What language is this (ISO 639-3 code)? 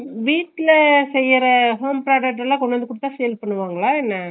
tam